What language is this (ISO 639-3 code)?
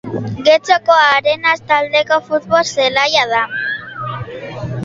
eus